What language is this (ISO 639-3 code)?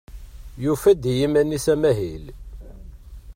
kab